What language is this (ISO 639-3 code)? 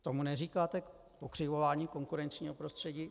ces